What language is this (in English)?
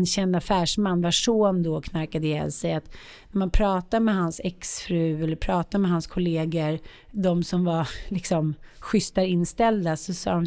Swedish